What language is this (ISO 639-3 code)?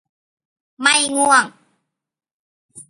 tha